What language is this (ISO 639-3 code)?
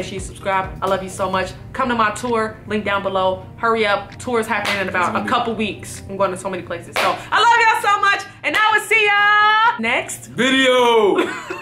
eng